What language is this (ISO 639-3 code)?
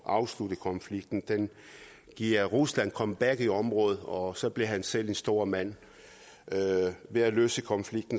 dan